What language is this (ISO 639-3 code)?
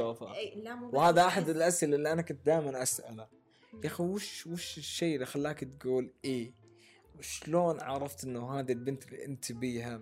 ara